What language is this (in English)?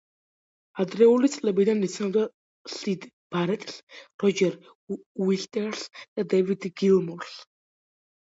Georgian